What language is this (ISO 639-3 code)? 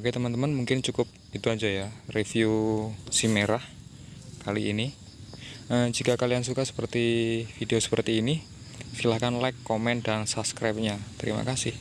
ind